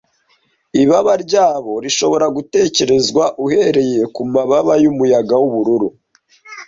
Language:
Kinyarwanda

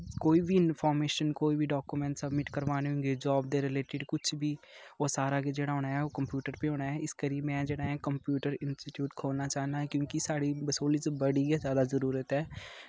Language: Dogri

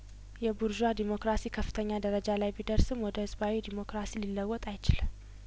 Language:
Amharic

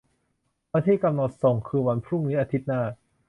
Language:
Thai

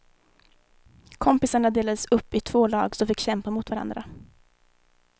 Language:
Swedish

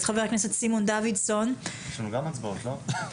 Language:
Hebrew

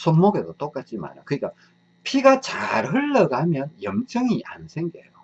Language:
Korean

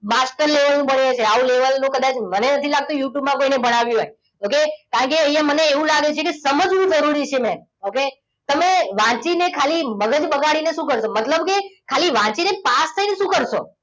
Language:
Gujarati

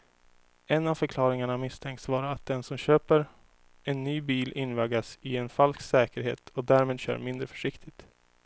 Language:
Swedish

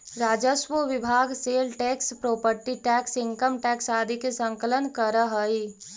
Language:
Magahi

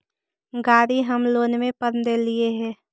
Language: Magahi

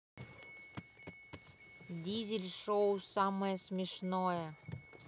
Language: Russian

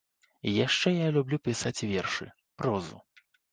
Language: Belarusian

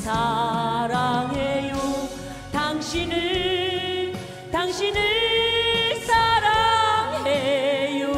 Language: Korean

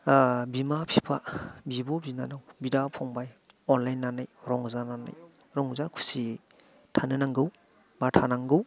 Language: Bodo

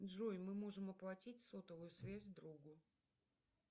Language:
Russian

